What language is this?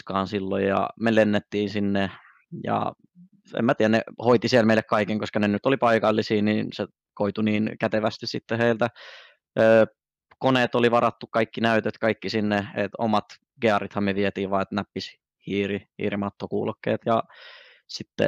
Finnish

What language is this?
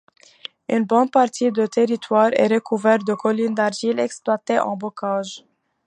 French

